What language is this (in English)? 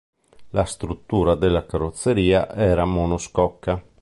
Italian